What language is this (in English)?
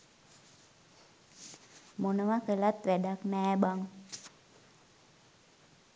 Sinhala